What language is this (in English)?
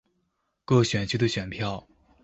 Chinese